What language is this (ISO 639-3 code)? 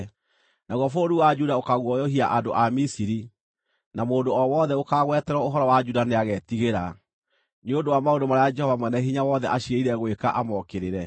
kik